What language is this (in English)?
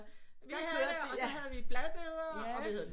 Danish